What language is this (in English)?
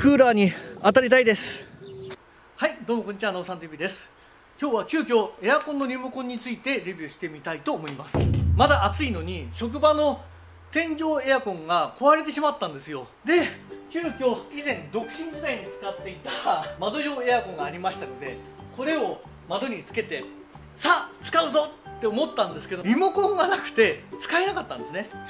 Japanese